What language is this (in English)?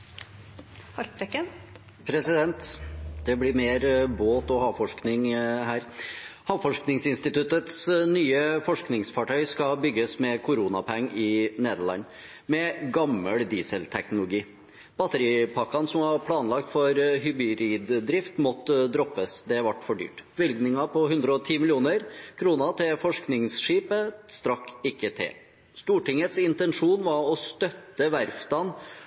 Norwegian Bokmål